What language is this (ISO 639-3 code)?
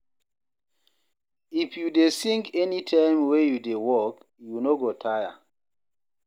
pcm